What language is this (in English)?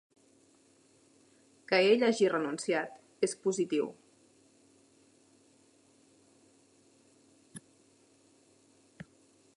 Catalan